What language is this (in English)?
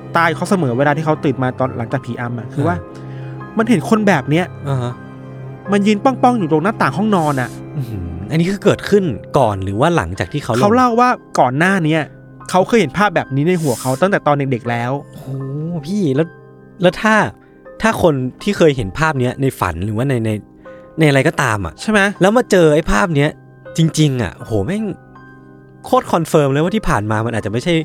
Thai